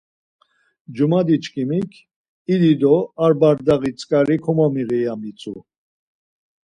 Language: Laz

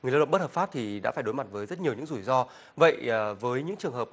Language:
Vietnamese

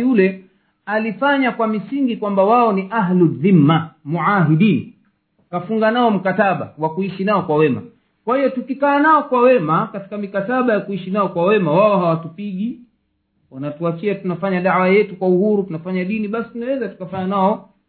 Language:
Swahili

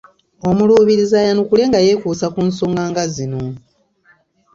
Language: Ganda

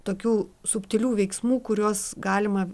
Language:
Lithuanian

